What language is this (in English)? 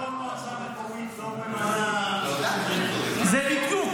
Hebrew